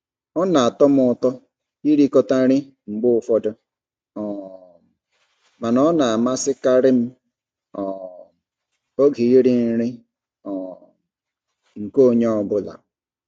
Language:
Igbo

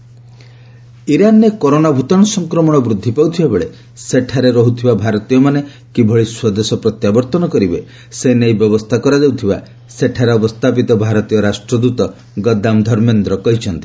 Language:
Odia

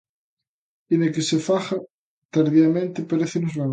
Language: Galician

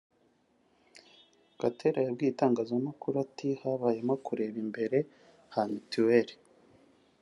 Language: Kinyarwanda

